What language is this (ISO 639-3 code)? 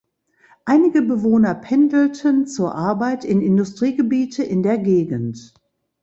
deu